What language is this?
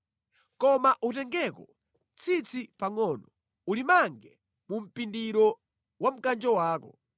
Nyanja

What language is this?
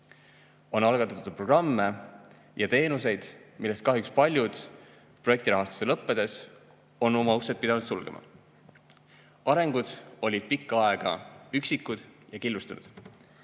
Estonian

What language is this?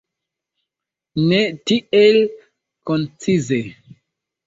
Esperanto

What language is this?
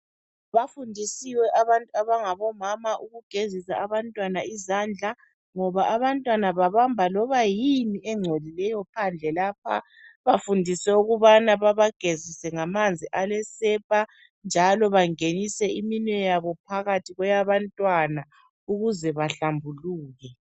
North Ndebele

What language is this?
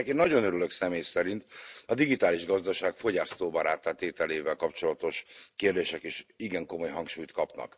Hungarian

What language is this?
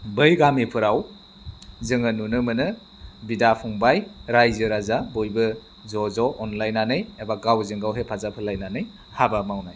Bodo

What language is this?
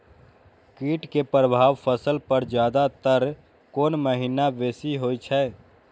Maithili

